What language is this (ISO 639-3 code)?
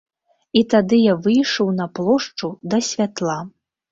bel